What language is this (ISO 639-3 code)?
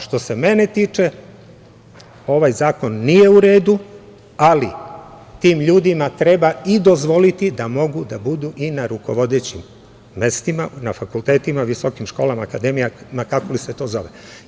srp